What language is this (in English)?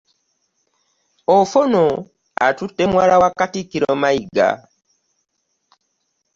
Ganda